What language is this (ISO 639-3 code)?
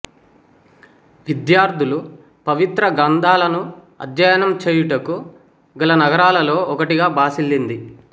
tel